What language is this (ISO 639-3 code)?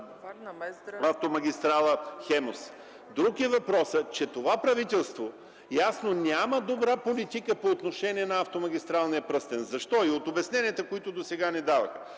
bul